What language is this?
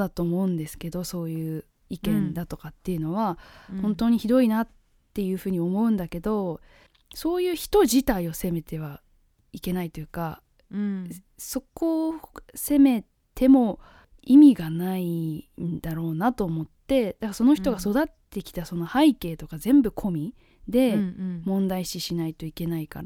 Japanese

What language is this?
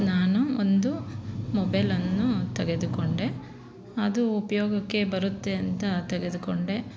Kannada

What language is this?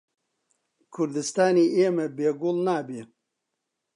Central Kurdish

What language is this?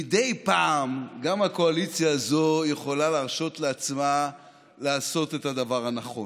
Hebrew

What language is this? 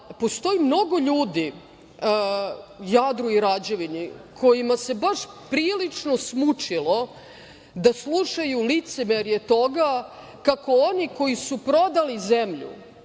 Serbian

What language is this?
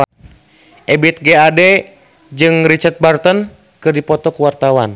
Sundanese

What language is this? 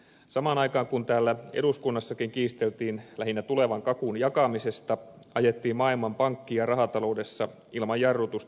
Finnish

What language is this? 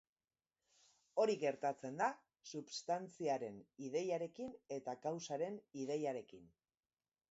Basque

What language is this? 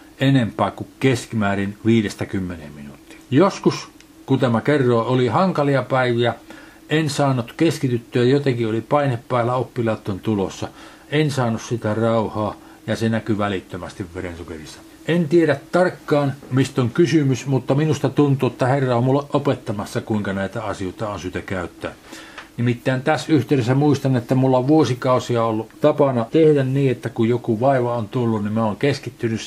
Finnish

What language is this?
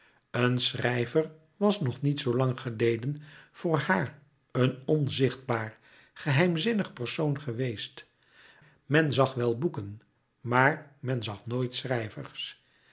Dutch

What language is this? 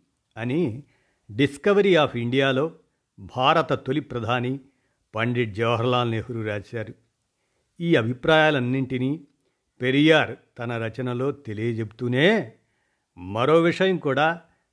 Telugu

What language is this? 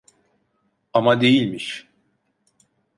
Turkish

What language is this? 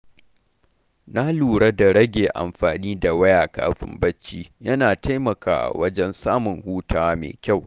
Hausa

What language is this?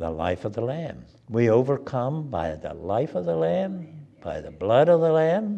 English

